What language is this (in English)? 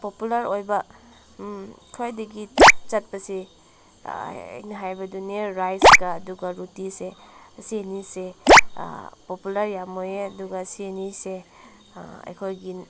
Manipuri